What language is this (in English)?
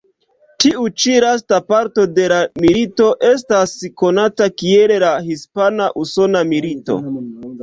Esperanto